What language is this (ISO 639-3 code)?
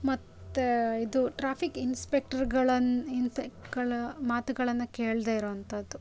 kan